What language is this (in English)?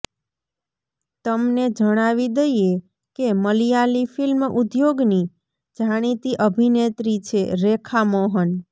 Gujarati